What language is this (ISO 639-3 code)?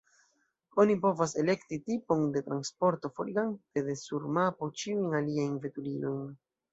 epo